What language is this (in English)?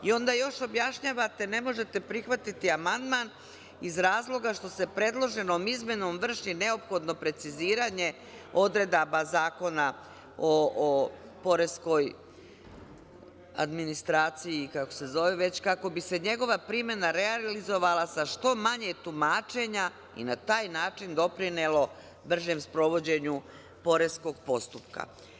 Serbian